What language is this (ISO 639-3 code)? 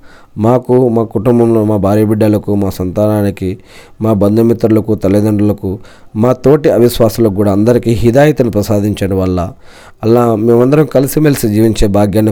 tel